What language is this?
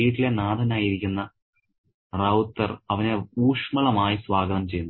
Malayalam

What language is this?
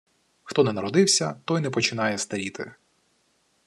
Ukrainian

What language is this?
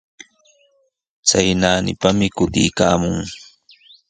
Sihuas Ancash Quechua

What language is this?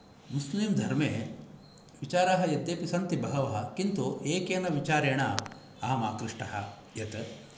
Sanskrit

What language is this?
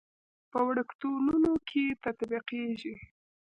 Pashto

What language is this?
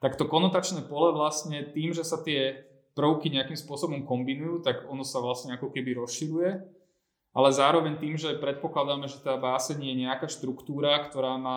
Slovak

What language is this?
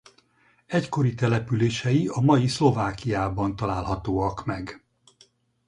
Hungarian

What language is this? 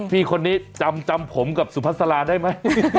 Thai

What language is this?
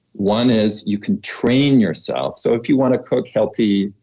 English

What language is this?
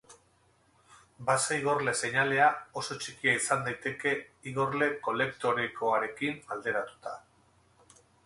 Basque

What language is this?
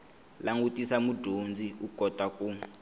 Tsonga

